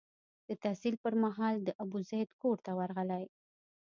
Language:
Pashto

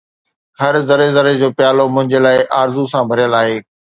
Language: Sindhi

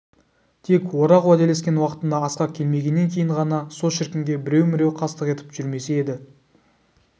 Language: Kazakh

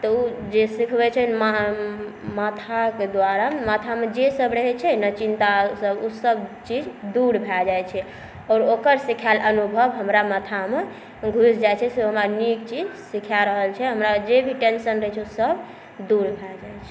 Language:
Maithili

